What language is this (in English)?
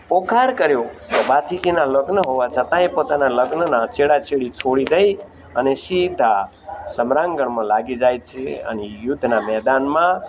Gujarati